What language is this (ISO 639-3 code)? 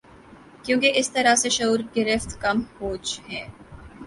urd